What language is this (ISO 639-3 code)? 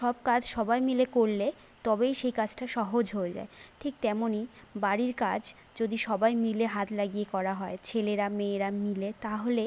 ben